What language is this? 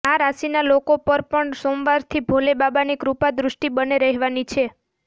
Gujarati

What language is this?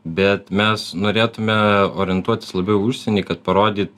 Lithuanian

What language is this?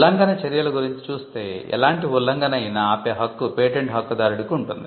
Telugu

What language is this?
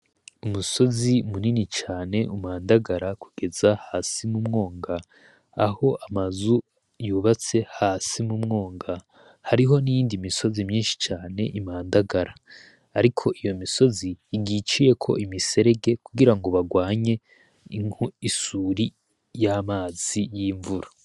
Rundi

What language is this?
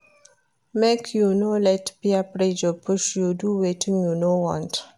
Nigerian Pidgin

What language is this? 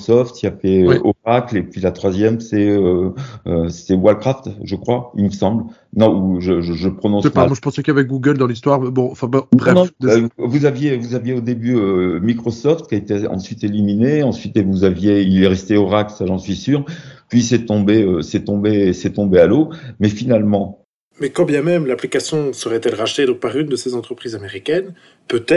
French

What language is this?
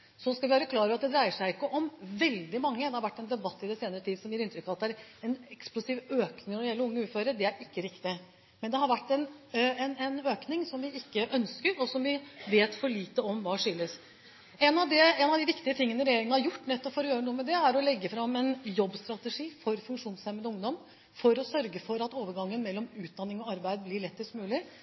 Norwegian Bokmål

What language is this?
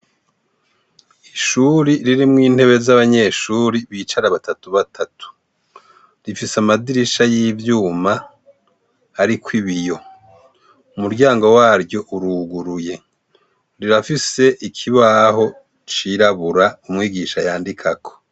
Rundi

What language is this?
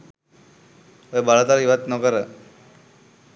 Sinhala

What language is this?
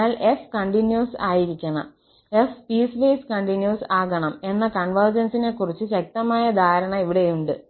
Malayalam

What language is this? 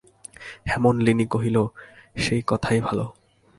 Bangla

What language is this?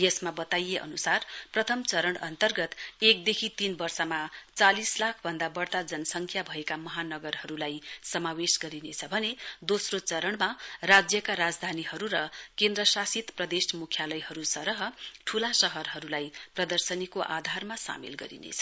Nepali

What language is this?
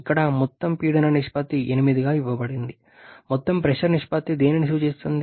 Telugu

